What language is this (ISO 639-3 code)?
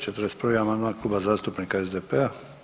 hrv